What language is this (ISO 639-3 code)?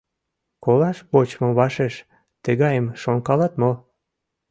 chm